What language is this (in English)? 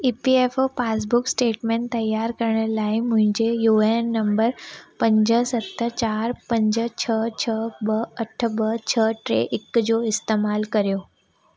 Sindhi